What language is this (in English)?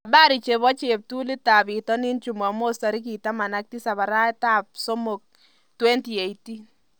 Kalenjin